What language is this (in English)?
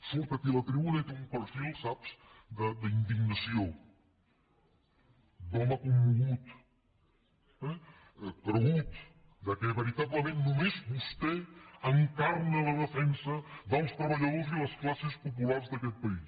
Catalan